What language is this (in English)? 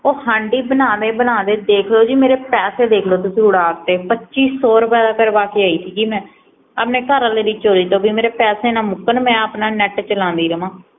Punjabi